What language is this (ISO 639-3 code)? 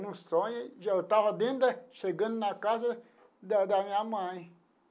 por